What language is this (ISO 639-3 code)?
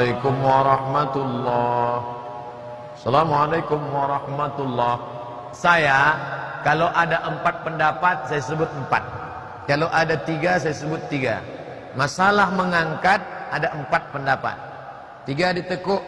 msa